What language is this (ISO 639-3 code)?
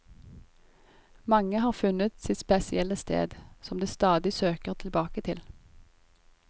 nor